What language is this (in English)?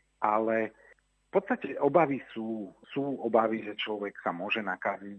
Slovak